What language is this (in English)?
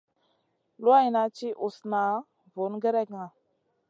Masana